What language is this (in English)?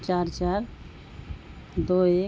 Urdu